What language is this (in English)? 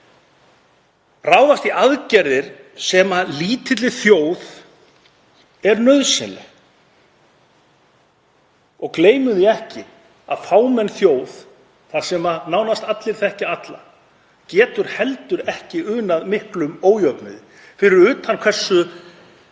Icelandic